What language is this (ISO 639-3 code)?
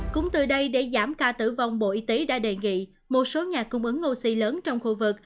vie